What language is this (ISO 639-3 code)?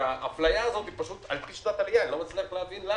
heb